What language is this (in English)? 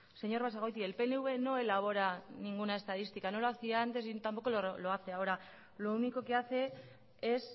Spanish